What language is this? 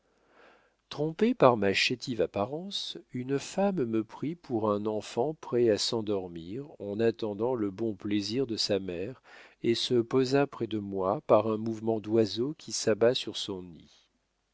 French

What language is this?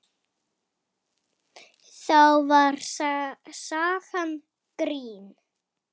Icelandic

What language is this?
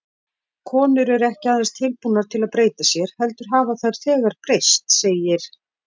Icelandic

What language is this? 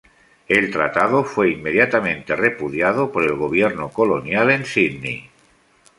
Spanish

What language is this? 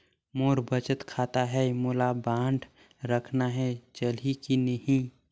Chhattisgarhi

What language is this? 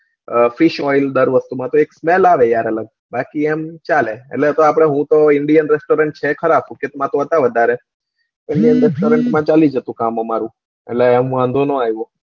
Gujarati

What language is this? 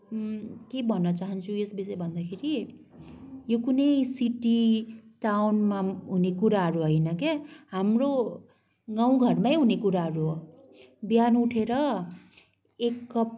Nepali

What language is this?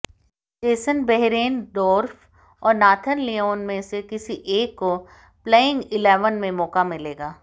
Hindi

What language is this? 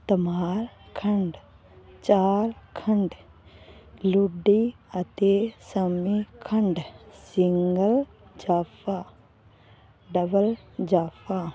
Punjabi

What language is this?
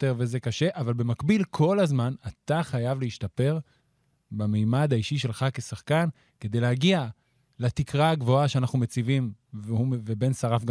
Hebrew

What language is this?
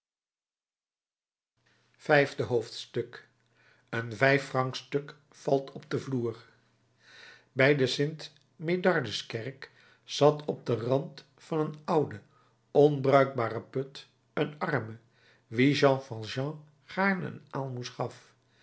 Dutch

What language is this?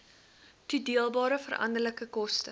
Afrikaans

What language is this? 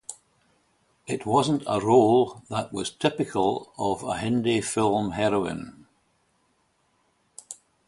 English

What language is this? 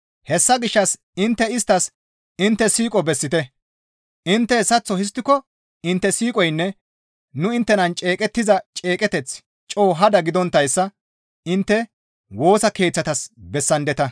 Gamo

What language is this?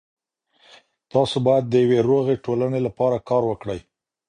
Pashto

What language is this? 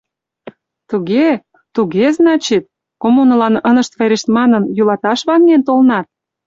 Mari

